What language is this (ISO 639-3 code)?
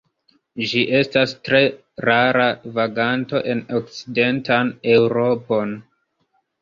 epo